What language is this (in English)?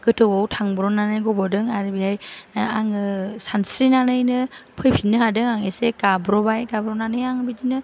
Bodo